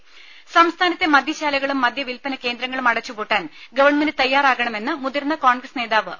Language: Malayalam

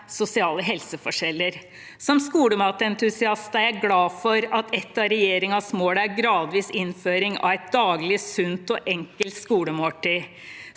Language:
Norwegian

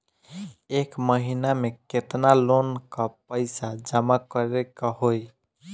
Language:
Bhojpuri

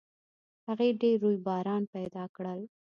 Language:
Pashto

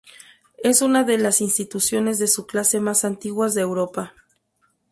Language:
Spanish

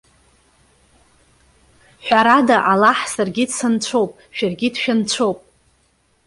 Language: Abkhazian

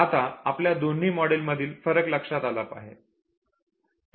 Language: Marathi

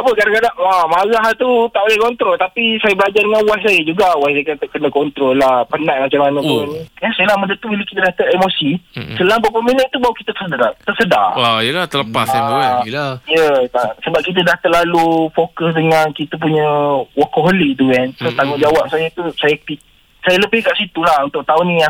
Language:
Malay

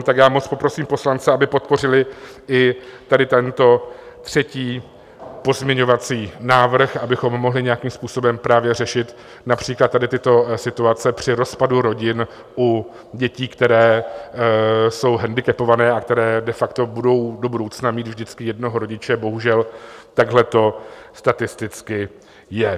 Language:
Czech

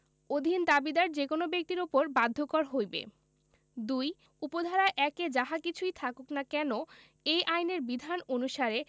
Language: Bangla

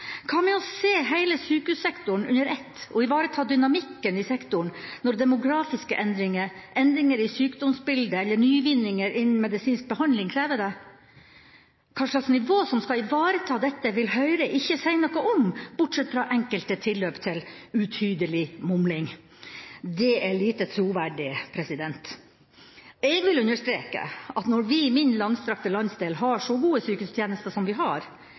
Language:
Norwegian Bokmål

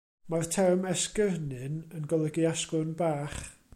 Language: Welsh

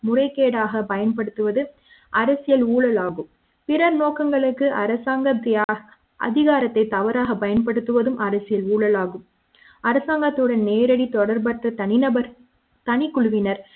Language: Tamil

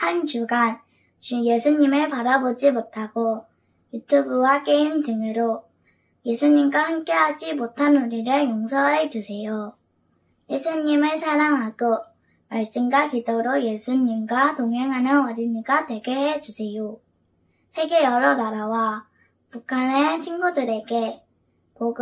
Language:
Korean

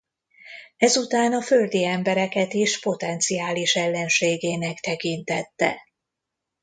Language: Hungarian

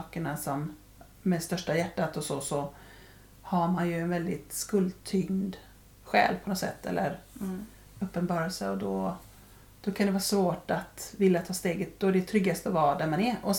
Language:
Swedish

